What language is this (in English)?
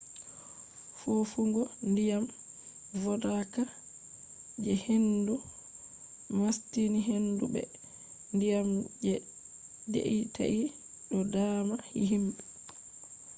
Fula